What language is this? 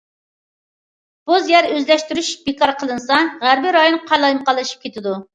Uyghur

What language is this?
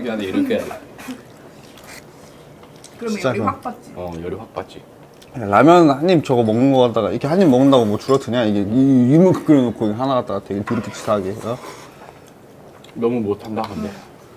Korean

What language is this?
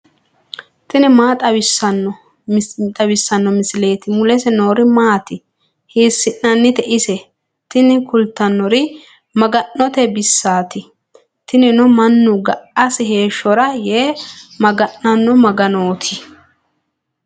Sidamo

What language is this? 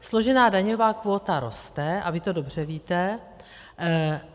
Czech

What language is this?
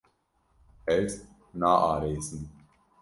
Kurdish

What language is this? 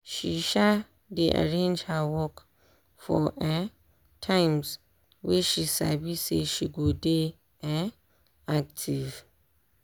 Nigerian Pidgin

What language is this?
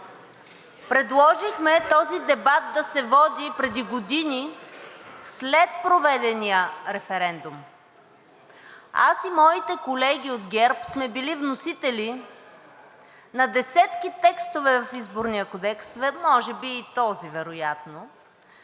Bulgarian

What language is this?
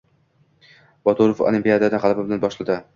Uzbek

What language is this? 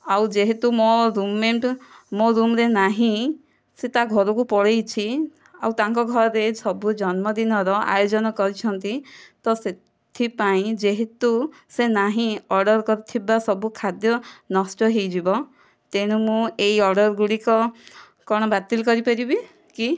Odia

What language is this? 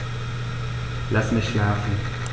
German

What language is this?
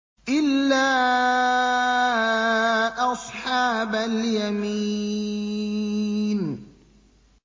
Arabic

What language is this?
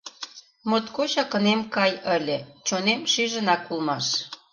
Mari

